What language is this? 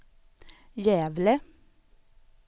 Swedish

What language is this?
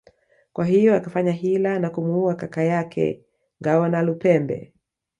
Swahili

